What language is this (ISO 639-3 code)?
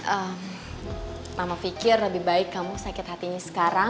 ind